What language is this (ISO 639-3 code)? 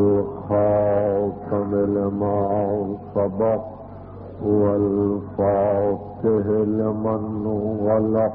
ara